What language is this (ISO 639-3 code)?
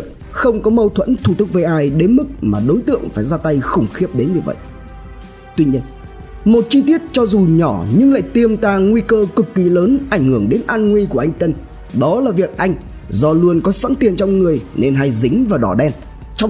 vie